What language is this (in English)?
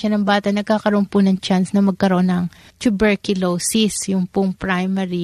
Filipino